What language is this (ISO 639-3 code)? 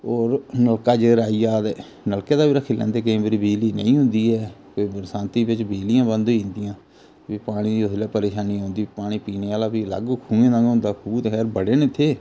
doi